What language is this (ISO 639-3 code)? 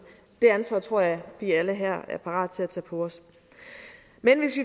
dan